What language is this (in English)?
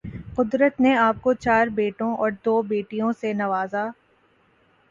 Urdu